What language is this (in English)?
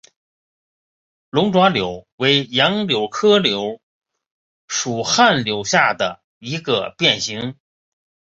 Chinese